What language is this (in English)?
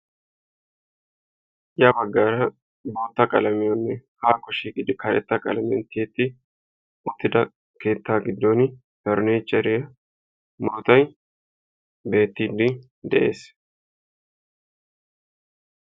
Wolaytta